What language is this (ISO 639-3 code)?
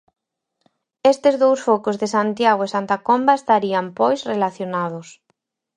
glg